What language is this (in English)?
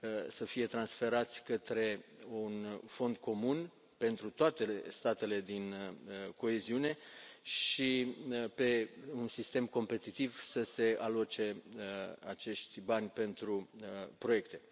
Romanian